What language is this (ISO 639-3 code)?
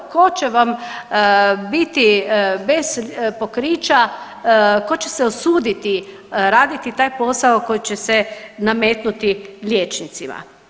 hrv